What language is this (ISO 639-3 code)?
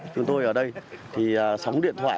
vie